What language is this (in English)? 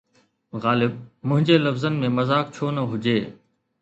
Sindhi